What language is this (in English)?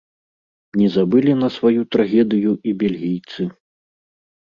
Belarusian